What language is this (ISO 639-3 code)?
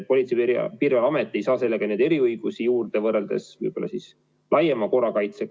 est